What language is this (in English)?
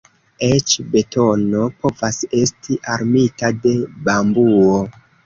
Esperanto